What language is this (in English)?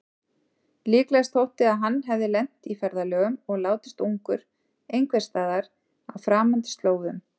Icelandic